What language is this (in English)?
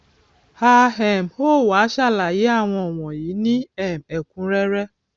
Yoruba